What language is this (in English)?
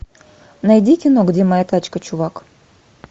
Russian